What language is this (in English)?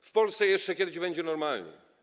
Polish